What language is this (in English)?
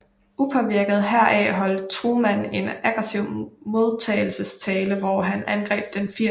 Danish